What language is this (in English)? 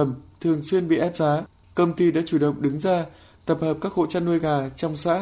Vietnamese